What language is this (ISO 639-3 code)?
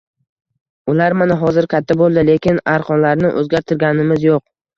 uzb